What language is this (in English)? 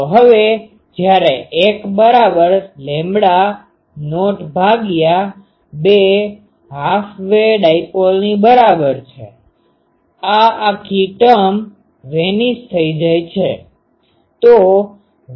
Gujarati